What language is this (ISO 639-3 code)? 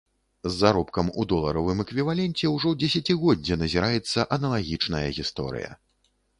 bel